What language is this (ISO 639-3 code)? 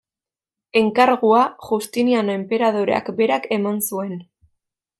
eus